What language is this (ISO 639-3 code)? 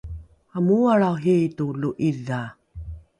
dru